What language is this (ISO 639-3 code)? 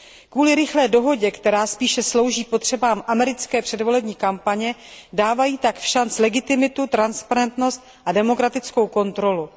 ces